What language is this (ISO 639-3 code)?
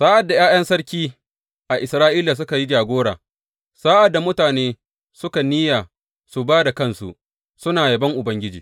hau